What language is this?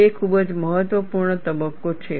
Gujarati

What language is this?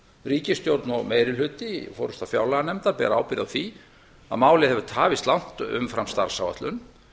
Icelandic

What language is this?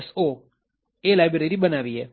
Gujarati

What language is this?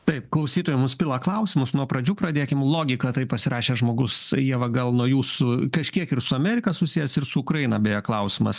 Lithuanian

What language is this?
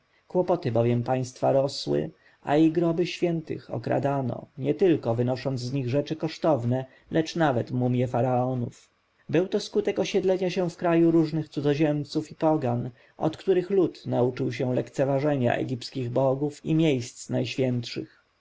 Polish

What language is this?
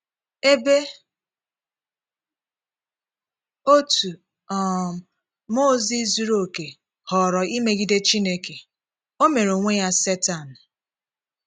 Igbo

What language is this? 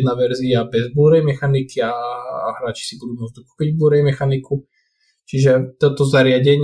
Slovak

